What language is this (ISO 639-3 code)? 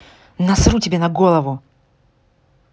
rus